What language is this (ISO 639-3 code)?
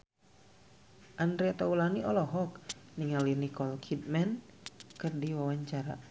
sun